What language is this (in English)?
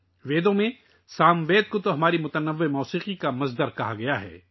Urdu